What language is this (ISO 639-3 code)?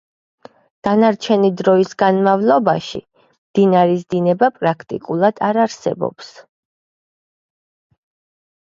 kat